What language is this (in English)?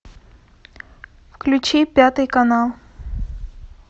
Russian